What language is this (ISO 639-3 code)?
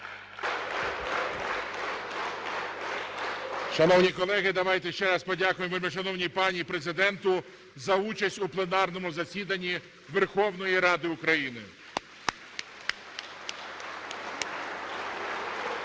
ukr